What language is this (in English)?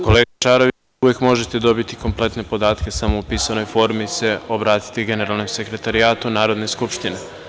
Serbian